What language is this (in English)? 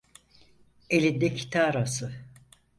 Turkish